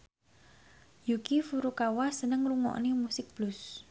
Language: Javanese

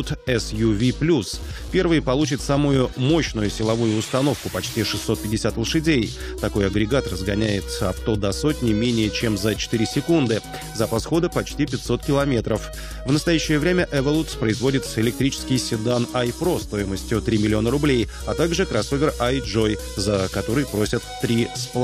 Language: Russian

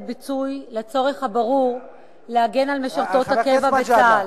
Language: Hebrew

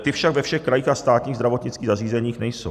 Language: Czech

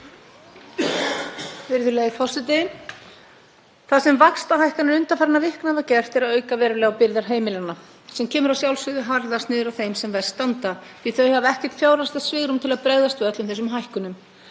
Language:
Icelandic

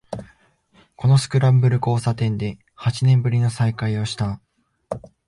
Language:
Japanese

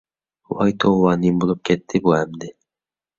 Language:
Uyghur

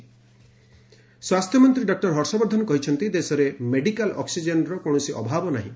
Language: Odia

